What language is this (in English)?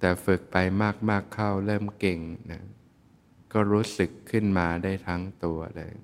Thai